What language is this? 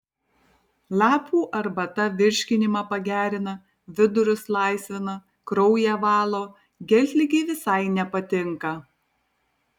Lithuanian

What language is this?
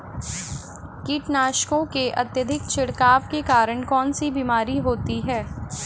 Hindi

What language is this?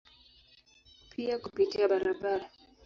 Swahili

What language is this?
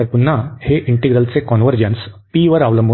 Marathi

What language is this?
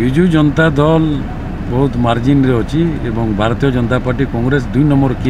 Indonesian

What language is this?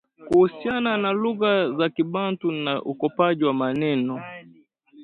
Swahili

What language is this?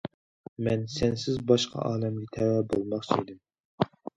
Uyghur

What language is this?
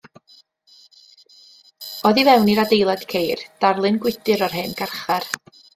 Welsh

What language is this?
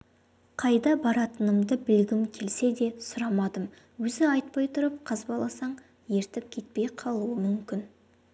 Kazakh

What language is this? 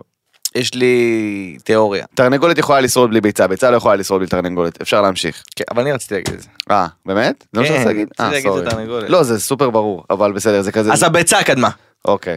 Hebrew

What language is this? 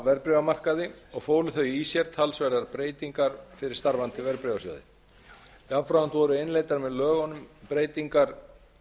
Icelandic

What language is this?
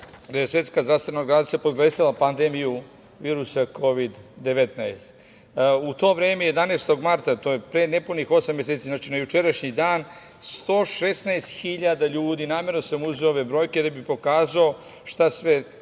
Serbian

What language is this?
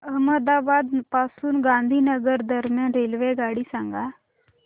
Marathi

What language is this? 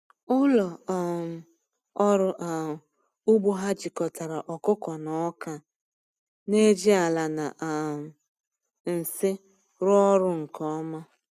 Igbo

